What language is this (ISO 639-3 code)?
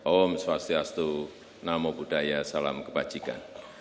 ind